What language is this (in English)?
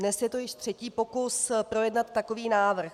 Czech